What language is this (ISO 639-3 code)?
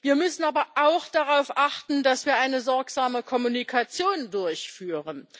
deu